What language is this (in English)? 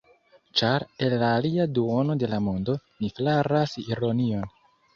Esperanto